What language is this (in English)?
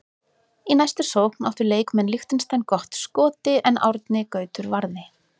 Icelandic